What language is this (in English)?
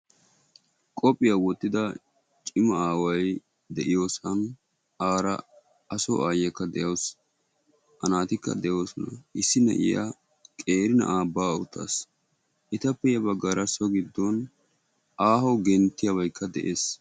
Wolaytta